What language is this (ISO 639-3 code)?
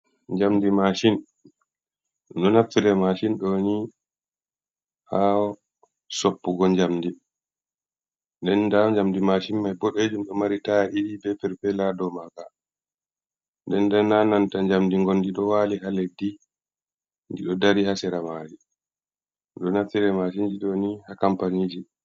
ful